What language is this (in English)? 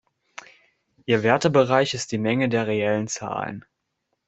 German